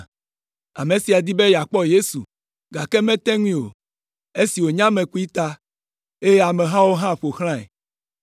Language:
Ewe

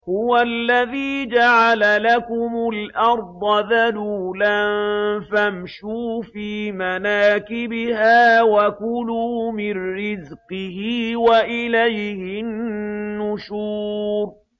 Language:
Arabic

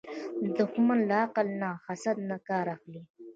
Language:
Pashto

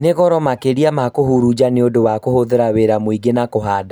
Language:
Kikuyu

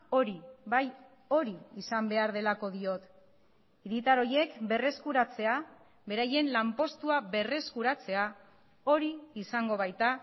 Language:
Basque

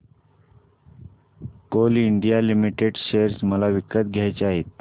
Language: Marathi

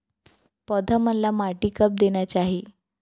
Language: Chhattisgarhi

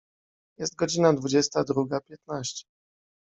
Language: Polish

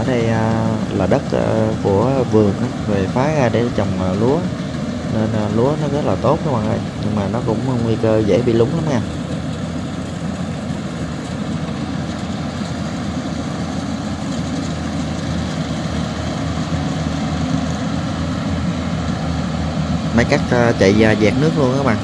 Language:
Vietnamese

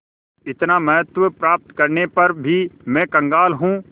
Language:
Hindi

